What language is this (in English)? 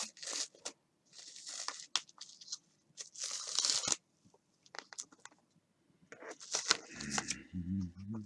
Japanese